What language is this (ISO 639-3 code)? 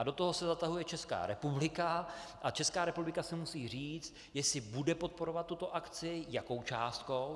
ces